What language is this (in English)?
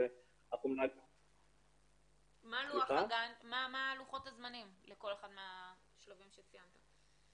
Hebrew